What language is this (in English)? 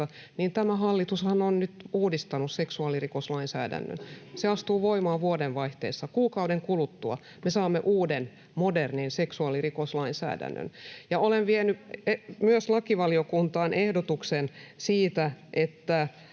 Finnish